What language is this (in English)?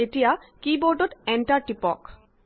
Assamese